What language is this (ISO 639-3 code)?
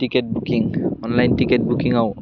brx